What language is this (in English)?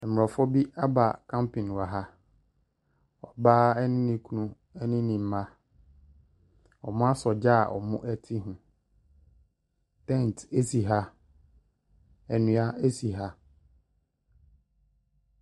Akan